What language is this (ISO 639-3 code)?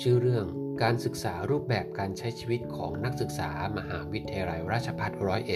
tha